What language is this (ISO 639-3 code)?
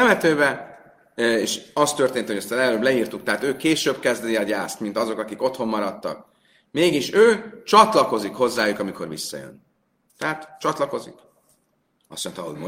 hun